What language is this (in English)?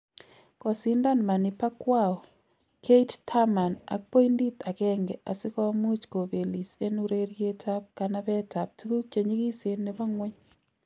Kalenjin